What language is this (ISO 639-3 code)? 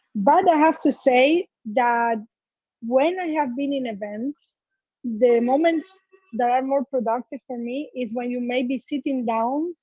eng